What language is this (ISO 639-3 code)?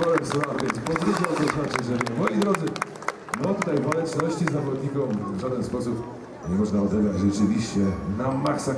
pol